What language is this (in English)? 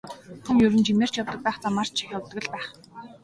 Mongolian